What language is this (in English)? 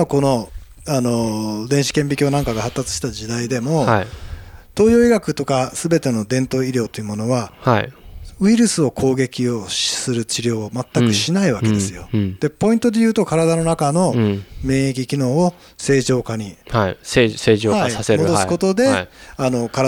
Japanese